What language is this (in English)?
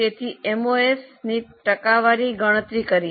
Gujarati